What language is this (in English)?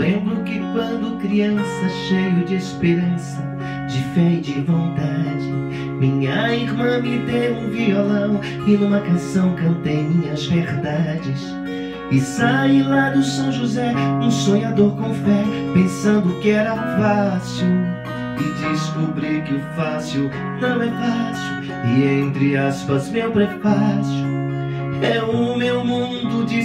Portuguese